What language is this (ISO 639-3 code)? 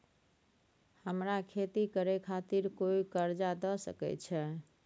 mai